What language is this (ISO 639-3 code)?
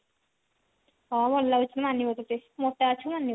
ori